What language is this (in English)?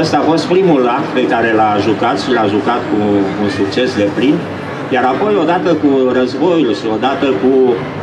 Romanian